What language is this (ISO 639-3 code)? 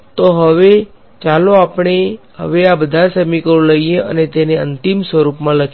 guj